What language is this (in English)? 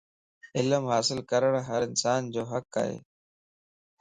Lasi